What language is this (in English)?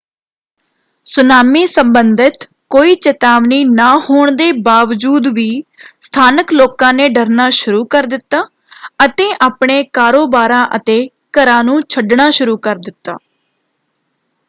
Punjabi